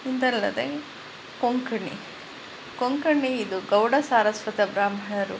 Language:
Kannada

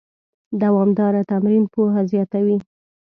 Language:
Pashto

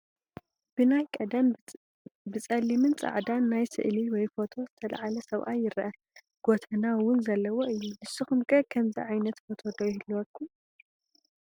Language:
Tigrinya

